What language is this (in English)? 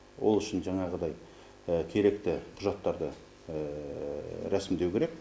Kazakh